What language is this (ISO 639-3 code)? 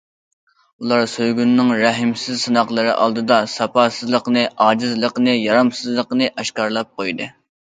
uig